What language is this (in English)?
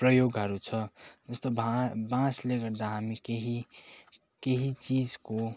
Nepali